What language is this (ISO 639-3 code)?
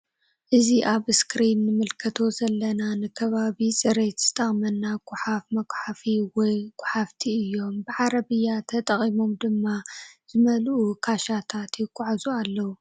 tir